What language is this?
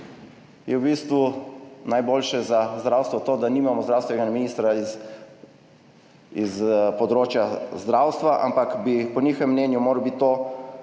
Slovenian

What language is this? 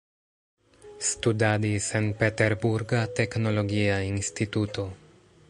Esperanto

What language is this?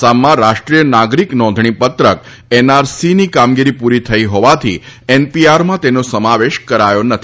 Gujarati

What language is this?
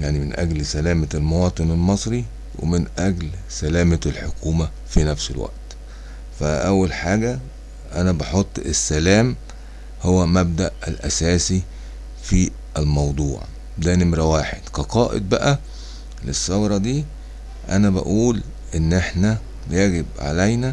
Arabic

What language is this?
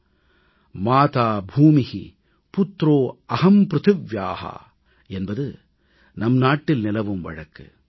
Tamil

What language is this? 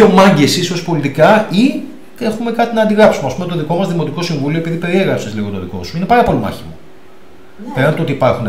Greek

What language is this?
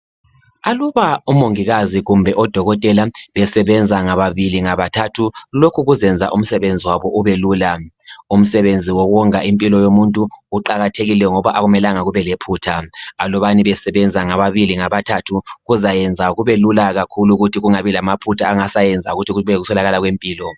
North Ndebele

